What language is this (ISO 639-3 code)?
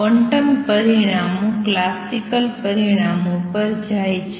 guj